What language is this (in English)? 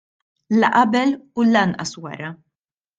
Maltese